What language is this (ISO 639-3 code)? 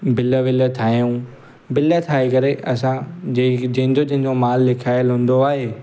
snd